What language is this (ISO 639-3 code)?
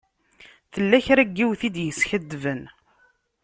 kab